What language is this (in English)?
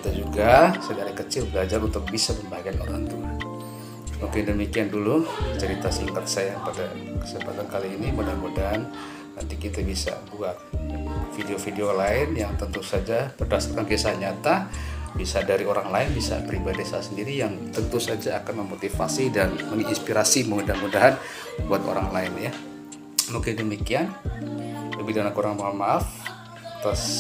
Indonesian